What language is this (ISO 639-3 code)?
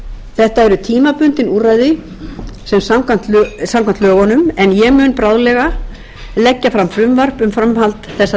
isl